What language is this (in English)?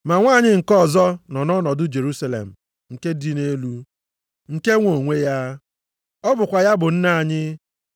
Igbo